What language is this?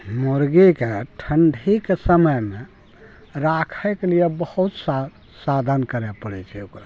Maithili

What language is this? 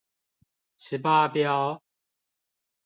Chinese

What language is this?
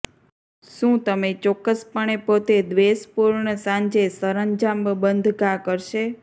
Gujarati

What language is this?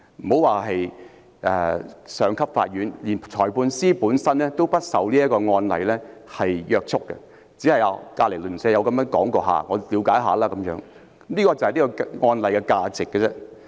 Cantonese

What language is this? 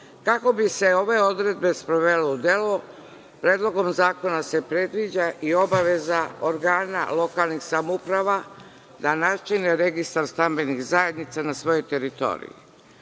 Serbian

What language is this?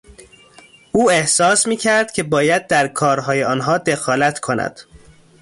Persian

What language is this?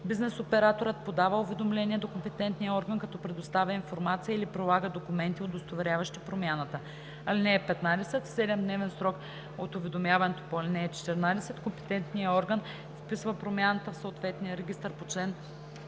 Bulgarian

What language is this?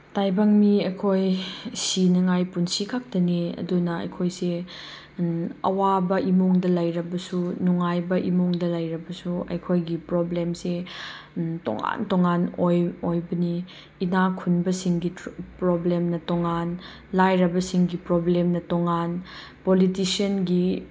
Manipuri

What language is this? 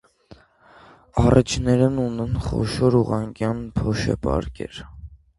Armenian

